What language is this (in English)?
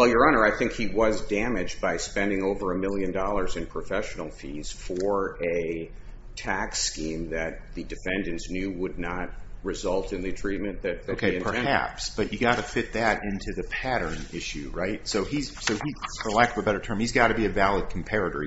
English